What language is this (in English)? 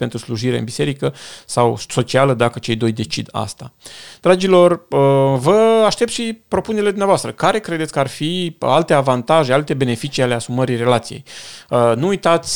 Romanian